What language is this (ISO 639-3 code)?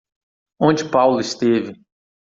por